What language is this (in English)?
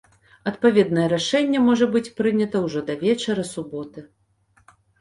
Belarusian